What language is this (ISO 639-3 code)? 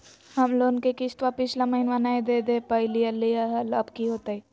mag